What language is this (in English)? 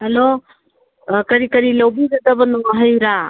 Manipuri